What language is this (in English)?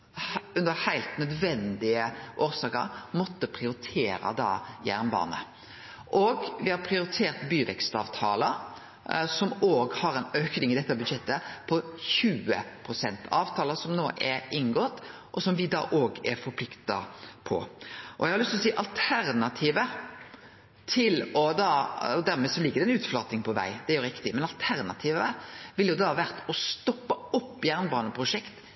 Norwegian Nynorsk